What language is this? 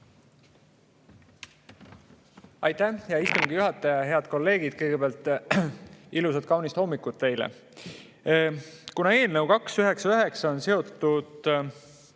Estonian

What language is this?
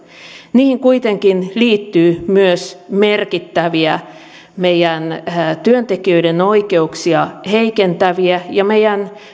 Finnish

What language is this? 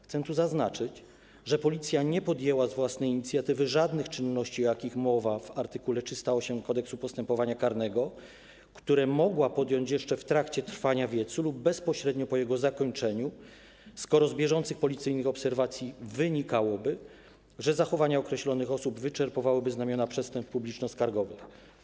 Polish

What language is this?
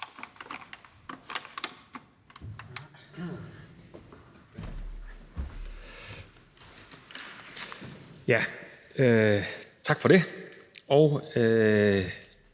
Danish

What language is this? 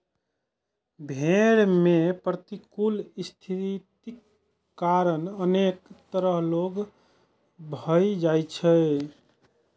Maithili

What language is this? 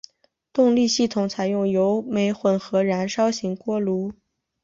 Chinese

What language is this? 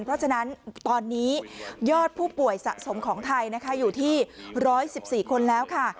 Thai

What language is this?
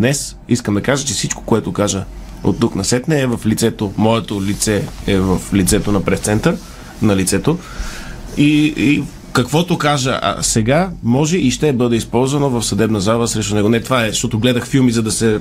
Bulgarian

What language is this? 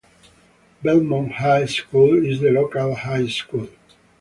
English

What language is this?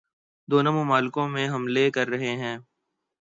Urdu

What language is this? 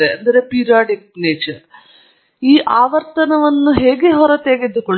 Kannada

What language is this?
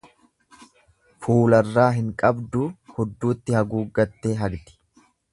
Oromo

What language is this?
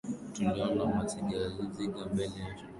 Swahili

